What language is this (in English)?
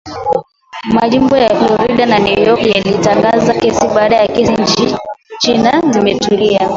Swahili